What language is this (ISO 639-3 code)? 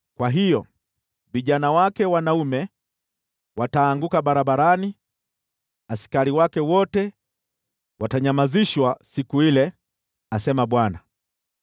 swa